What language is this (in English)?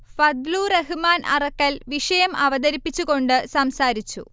Malayalam